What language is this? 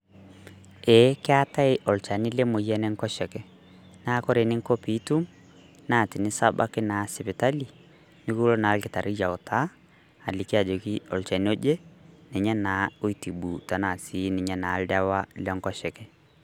Masai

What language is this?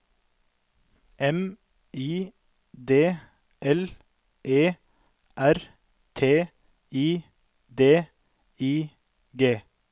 Norwegian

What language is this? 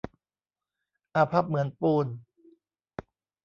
Thai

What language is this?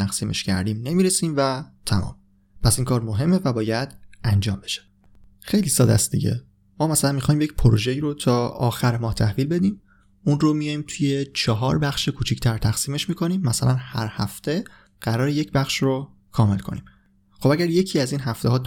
Persian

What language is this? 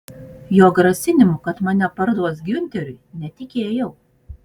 Lithuanian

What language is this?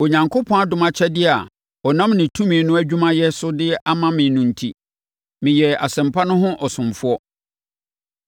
Akan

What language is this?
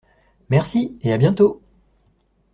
French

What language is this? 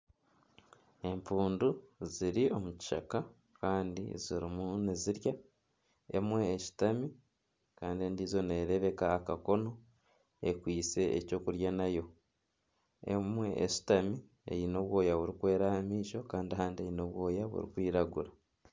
Nyankole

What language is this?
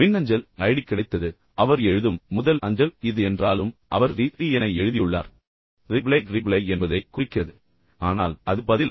Tamil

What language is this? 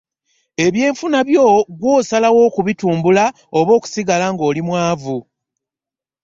Ganda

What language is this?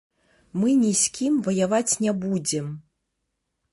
Belarusian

